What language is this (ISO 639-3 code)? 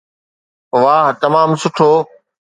snd